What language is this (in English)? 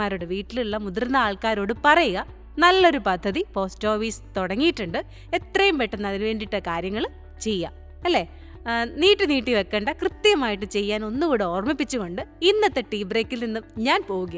Malayalam